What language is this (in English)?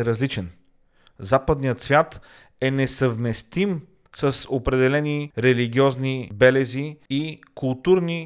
Bulgarian